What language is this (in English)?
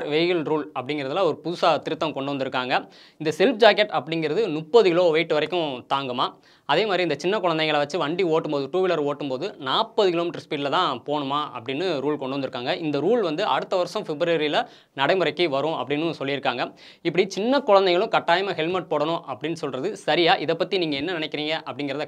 Turkish